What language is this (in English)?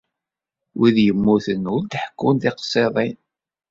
Kabyle